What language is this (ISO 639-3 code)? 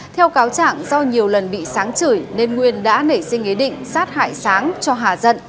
vie